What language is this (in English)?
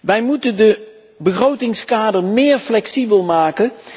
Dutch